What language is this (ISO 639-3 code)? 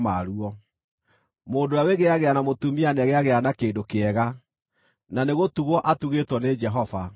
kik